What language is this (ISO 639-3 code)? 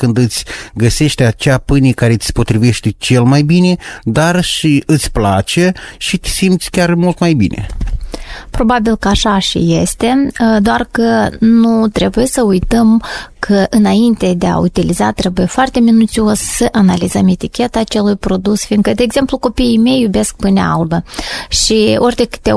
ron